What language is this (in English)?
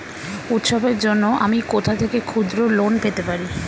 Bangla